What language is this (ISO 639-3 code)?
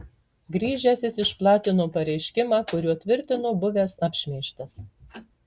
lit